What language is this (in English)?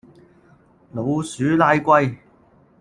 Cantonese